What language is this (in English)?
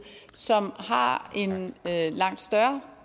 Danish